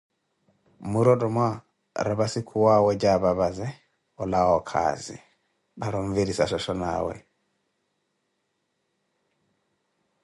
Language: Koti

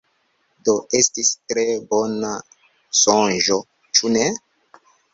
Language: Esperanto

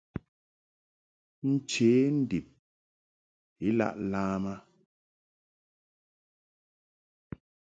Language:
Mungaka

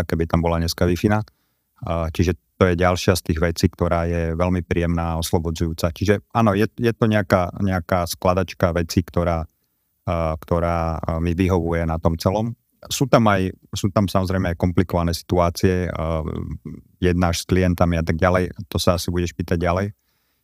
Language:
Slovak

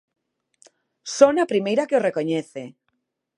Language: Galician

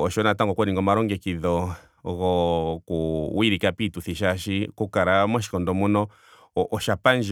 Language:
Ndonga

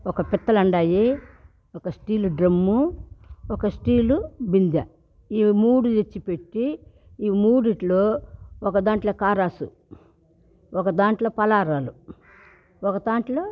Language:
Telugu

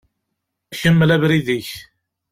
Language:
Kabyle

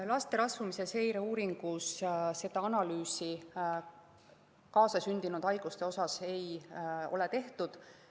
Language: Estonian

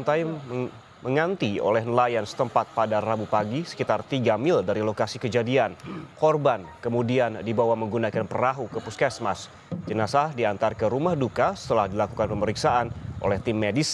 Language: Indonesian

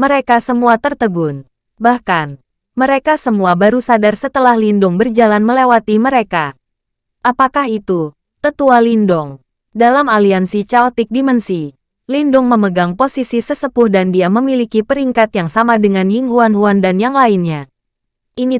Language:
Indonesian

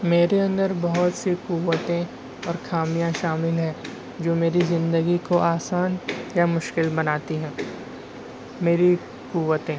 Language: Urdu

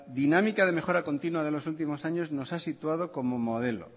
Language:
Spanish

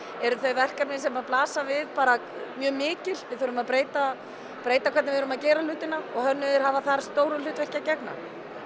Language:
Icelandic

